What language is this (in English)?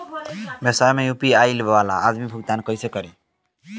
Bhojpuri